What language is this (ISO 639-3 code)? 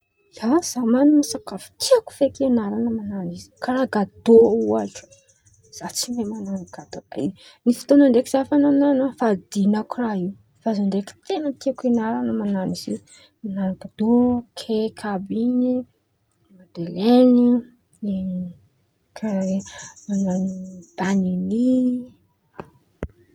xmv